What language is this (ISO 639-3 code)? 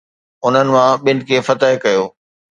snd